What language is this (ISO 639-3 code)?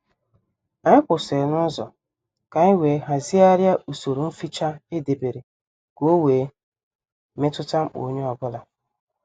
ibo